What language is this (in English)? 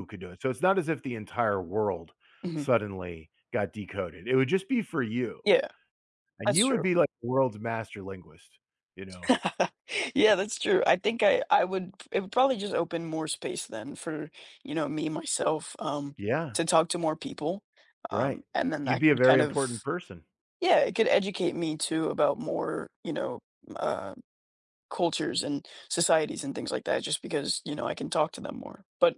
English